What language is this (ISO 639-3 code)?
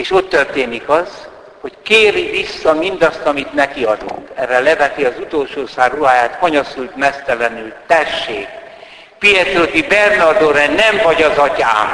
hun